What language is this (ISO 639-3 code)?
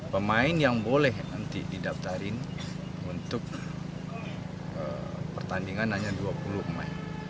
ind